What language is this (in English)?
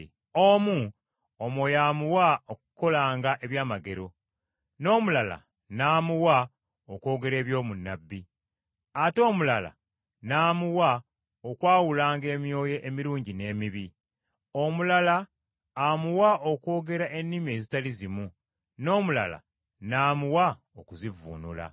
Ganda